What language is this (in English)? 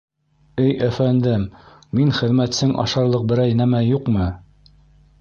Bashkir